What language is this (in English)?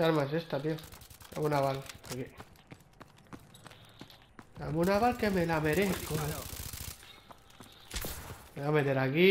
Spanish